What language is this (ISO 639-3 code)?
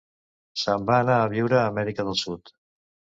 cat